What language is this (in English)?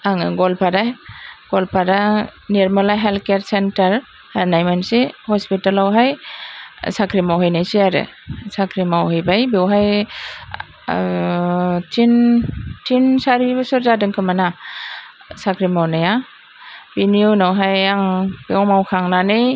Bodo